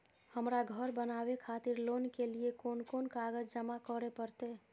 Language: Maithili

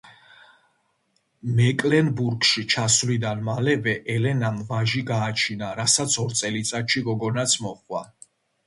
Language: Georgian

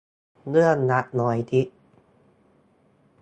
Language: Thai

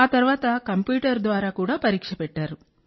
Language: Telugu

